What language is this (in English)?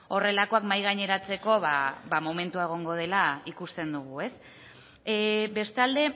Basque